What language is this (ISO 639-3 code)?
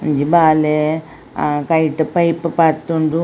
tcy